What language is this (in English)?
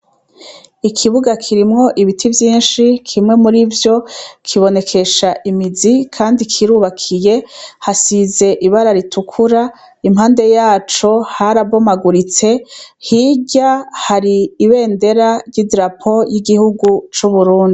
Rundi